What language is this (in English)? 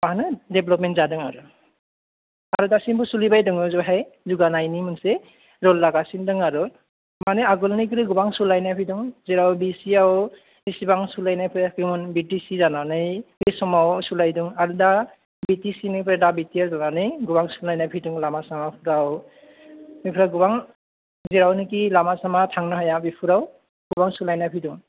Bodo